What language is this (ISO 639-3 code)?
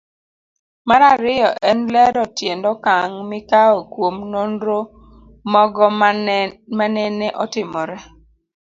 luo